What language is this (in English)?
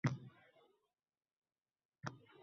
Uzbek